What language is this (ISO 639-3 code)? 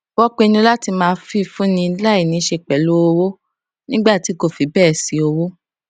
yor